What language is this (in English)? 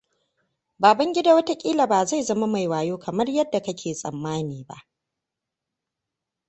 Hausa